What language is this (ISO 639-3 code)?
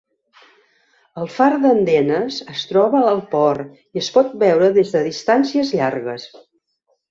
cat